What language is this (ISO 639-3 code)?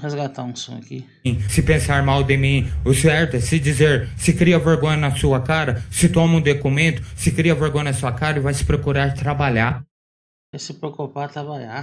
por